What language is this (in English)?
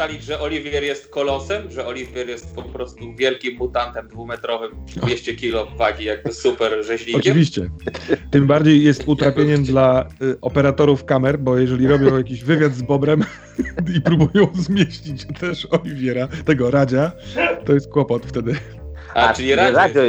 Polish